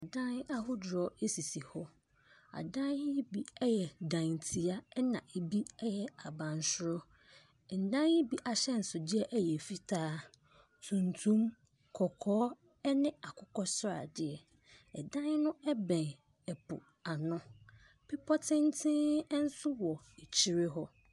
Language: Akan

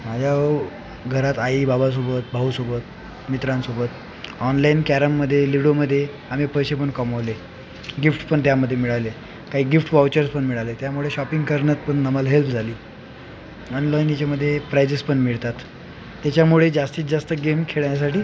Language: Marathi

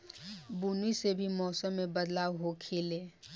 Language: Bhojpuri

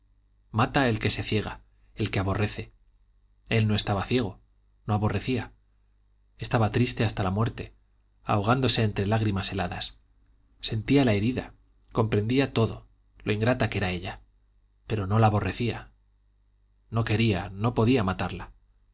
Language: Spanish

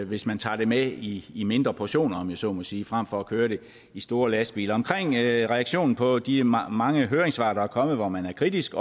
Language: Danish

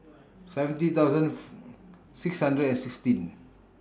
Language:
English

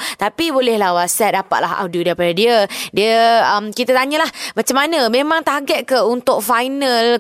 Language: Malay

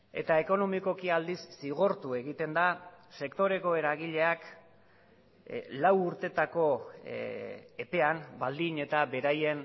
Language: Basque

